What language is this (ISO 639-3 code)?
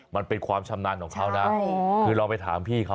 tha